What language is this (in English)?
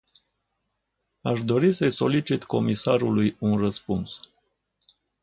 Romanian